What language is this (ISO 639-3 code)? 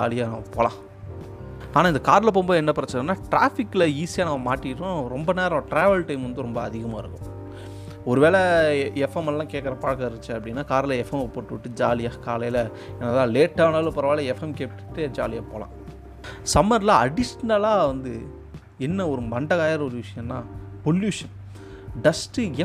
tam